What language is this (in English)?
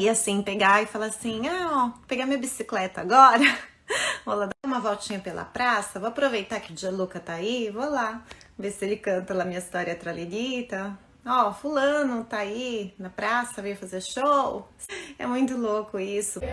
Portuguese